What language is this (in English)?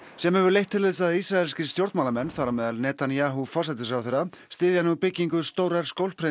Icelandic